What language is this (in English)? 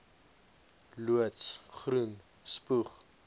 Afrikaans